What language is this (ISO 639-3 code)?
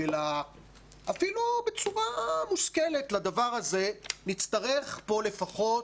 heb